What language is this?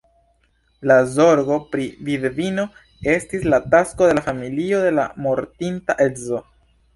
Esperanto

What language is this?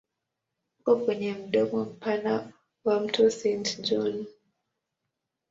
Swahili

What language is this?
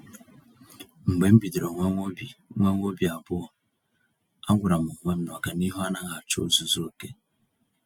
Igbo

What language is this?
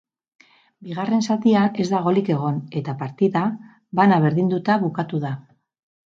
Basque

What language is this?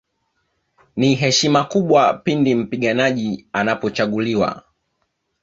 Swahili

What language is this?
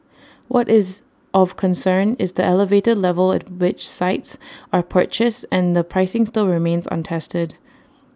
English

